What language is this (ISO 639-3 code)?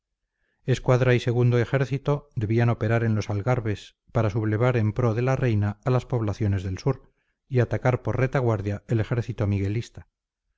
spa